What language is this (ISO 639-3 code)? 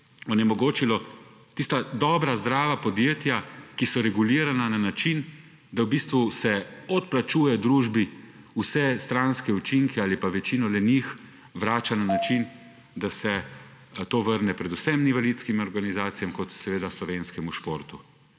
slv